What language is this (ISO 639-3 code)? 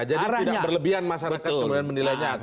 ind